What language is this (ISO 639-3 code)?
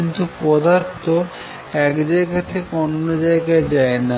ben